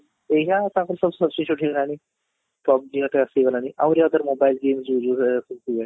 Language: Odia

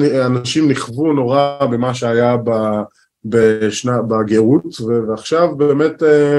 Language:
Hebrew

